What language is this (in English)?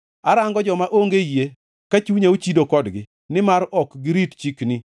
Luo (Kenya and Tanzania)